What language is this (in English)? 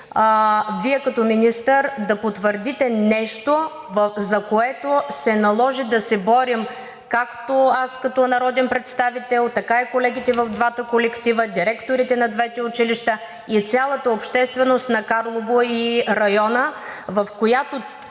Bulgarian